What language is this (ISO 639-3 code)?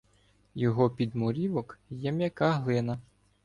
ukr